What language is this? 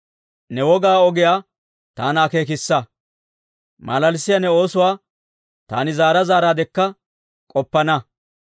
Dawro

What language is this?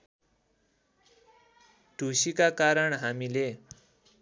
Nepali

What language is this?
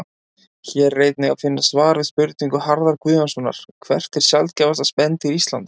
Icelandic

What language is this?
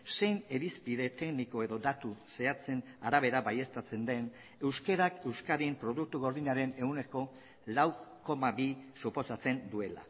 Basque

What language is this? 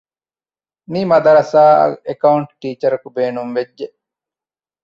Divehi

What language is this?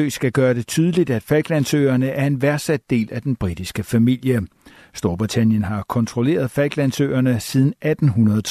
Danish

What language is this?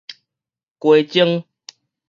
Min Nan Chinese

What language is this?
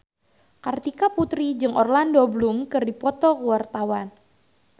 Sundanese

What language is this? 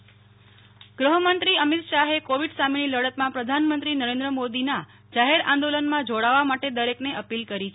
Gujarati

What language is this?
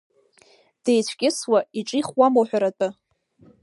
Abkhazian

